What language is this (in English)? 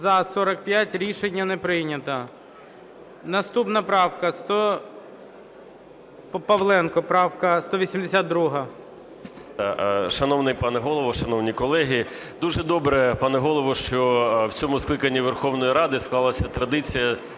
Ukrainian